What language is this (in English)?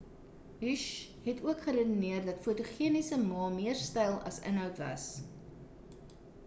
Afrikaans